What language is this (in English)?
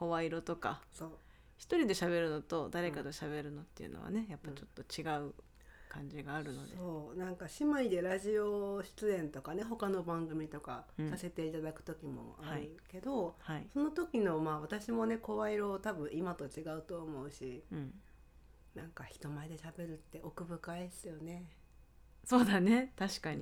Japanese